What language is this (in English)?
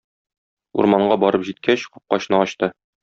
Tatar